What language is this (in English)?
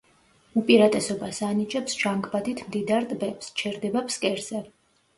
Georgian